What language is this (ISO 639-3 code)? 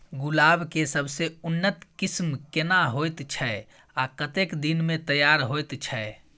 mai